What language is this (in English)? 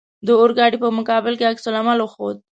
Pashto